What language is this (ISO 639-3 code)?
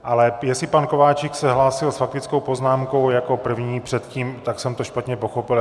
ces